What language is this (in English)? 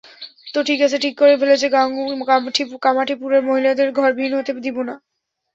Bangla